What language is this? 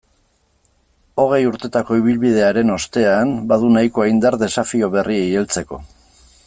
Basque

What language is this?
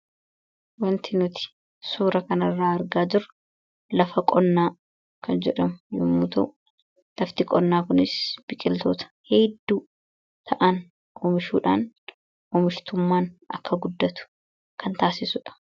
Oromo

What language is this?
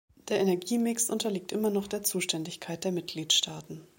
German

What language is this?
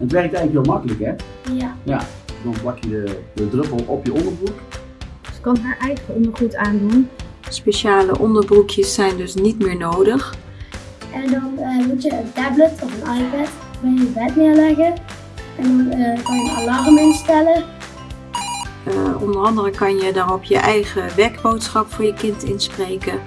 Dutch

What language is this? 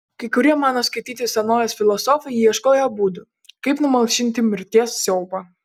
Lithuanian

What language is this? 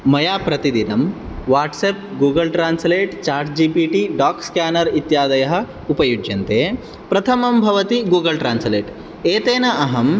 Sanskrit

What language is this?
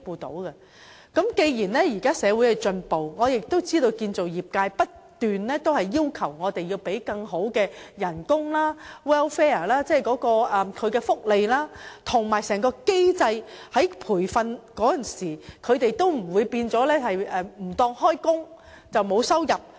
Cantonese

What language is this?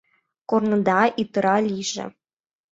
Mari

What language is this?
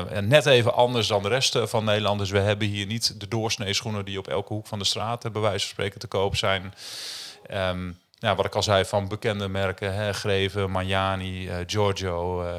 Dutch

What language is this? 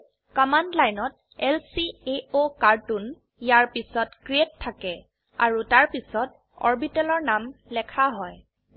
Assamese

